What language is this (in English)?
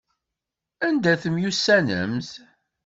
Kabyle